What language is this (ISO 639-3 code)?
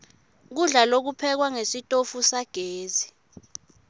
ssw